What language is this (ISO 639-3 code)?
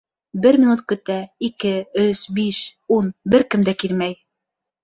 bak